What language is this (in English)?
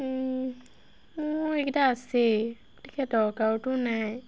Assamese